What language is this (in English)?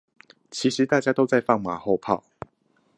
Chinese